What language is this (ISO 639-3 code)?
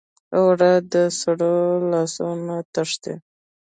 pus